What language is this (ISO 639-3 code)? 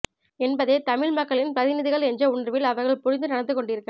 tam